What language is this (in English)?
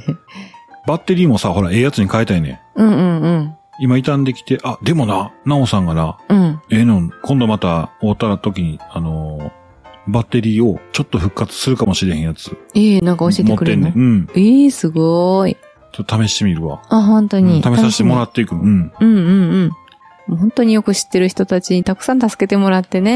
Japanese